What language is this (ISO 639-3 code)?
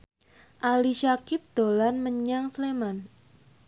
jav